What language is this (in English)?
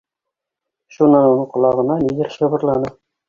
Bashkir